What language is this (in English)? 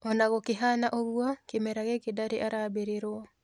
Kikuyu